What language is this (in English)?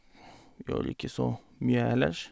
Norwegian